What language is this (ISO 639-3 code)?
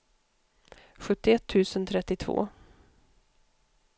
swe